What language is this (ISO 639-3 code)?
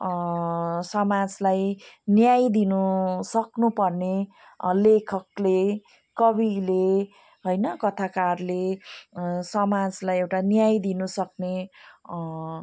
nep